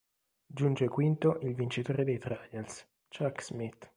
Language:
Italian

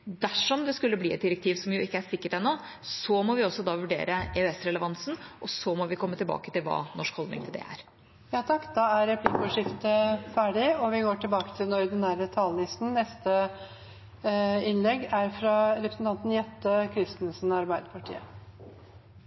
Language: Norwegian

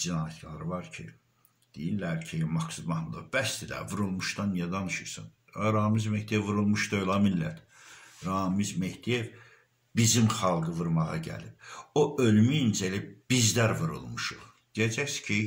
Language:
Turkish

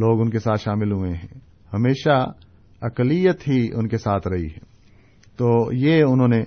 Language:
Urdu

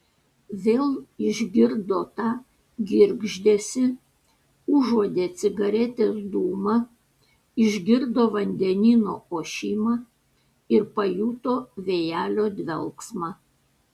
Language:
Lithuanian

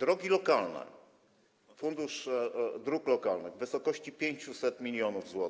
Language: Polish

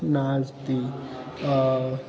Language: Sanskrit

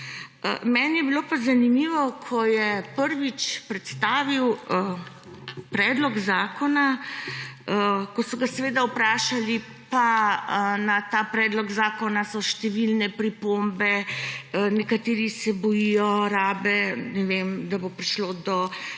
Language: Slovenian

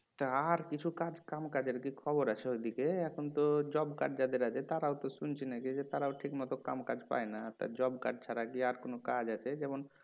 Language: Bangla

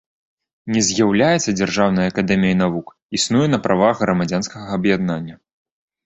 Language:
Belarusian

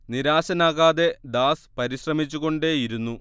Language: Malayalam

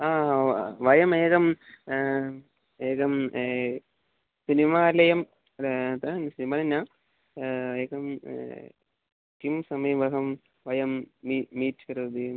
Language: Sanskrit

